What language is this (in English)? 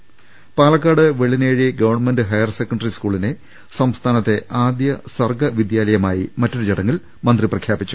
Malayalam